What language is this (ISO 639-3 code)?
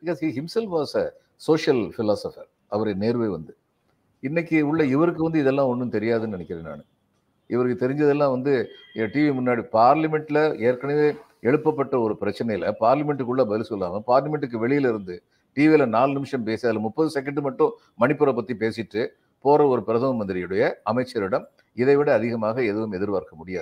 tam